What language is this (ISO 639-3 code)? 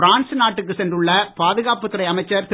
tam